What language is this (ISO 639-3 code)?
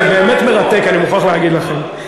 heb